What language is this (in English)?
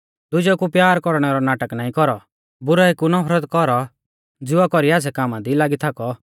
Mahasu Pahari